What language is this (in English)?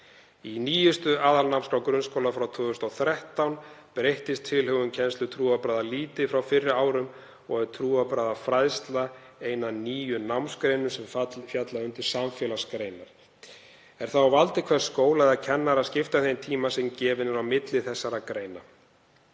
Icelandic